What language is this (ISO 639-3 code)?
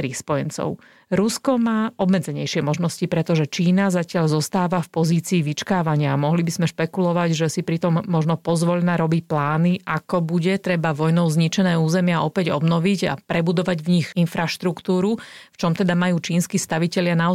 slk